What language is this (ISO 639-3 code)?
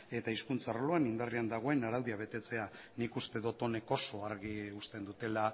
eus